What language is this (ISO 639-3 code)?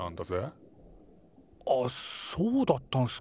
jpn